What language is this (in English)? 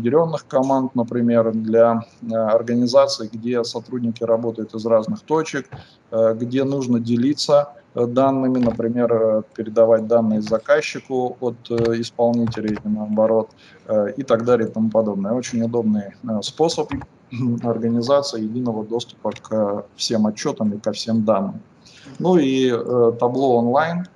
Russian